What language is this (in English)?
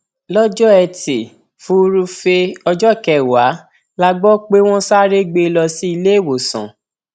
Yoruba